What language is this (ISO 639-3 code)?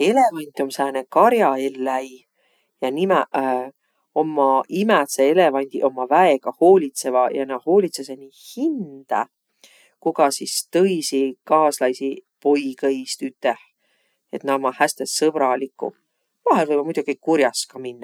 vro